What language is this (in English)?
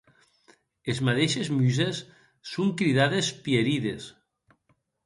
Occitan